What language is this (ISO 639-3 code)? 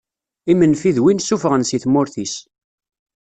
kab